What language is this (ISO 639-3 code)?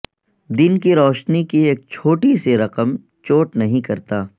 urd